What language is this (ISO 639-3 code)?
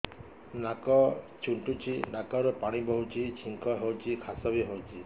ori